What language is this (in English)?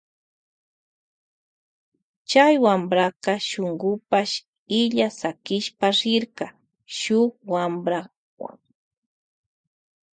Loja Highland Quichua